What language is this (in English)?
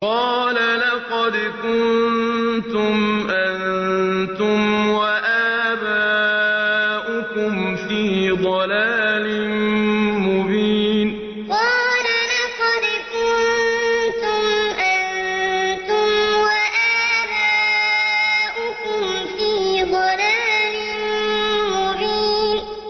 Arabic